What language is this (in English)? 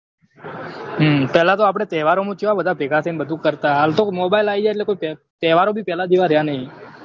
Gujarati